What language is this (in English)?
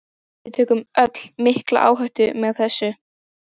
Icelandic